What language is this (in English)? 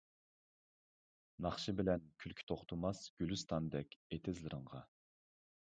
Uyghur